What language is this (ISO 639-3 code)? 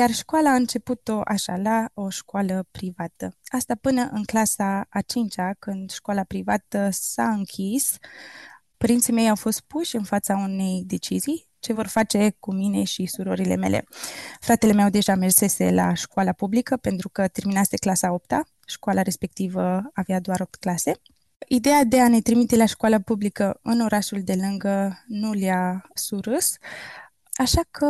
ron